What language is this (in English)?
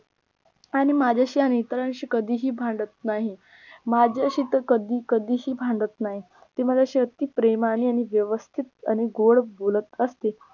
Marathi